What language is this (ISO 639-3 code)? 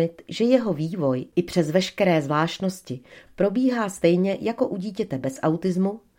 ces